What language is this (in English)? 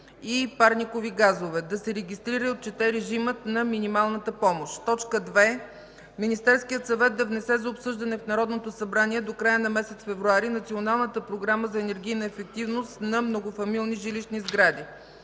Bulgarian